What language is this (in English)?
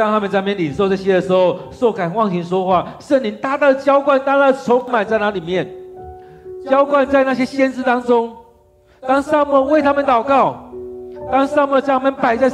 Chinese